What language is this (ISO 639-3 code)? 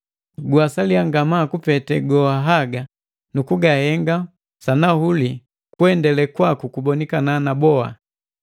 mgv